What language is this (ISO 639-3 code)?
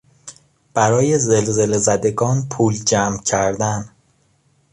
fas